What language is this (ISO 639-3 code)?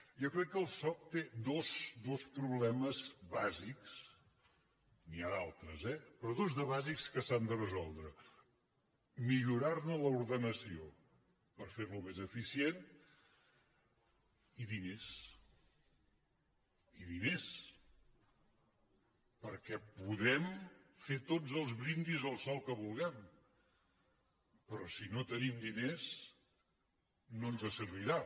cat